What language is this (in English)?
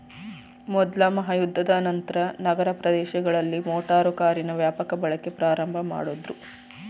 Kannada